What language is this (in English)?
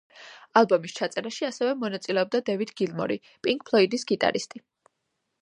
Georgian